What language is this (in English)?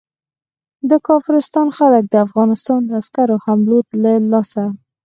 Pashto